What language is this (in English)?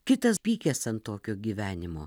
Lithuanian